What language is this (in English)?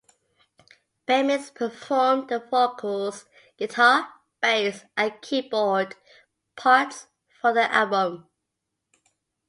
English